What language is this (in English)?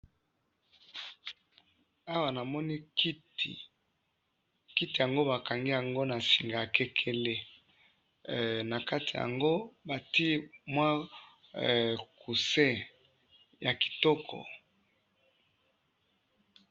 Lingala